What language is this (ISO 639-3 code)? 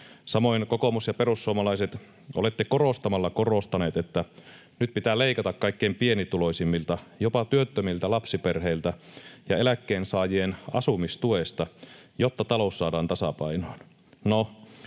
fin